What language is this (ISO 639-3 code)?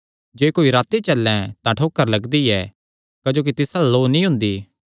xnr